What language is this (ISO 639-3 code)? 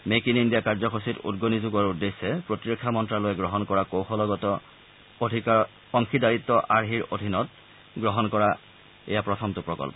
asm